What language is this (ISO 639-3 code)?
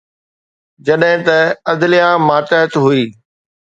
snd